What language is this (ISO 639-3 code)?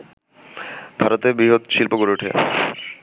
ben